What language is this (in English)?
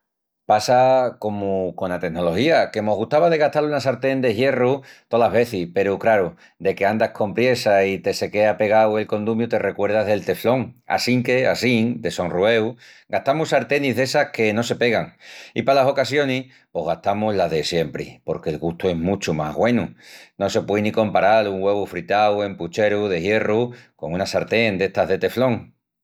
Extremaduran